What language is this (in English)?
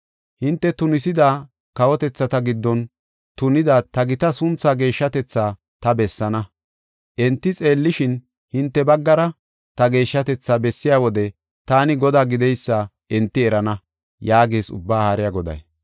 Gofa